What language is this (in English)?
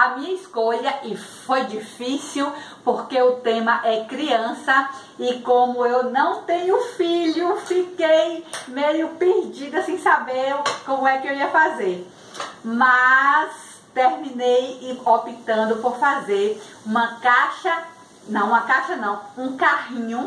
Portuguese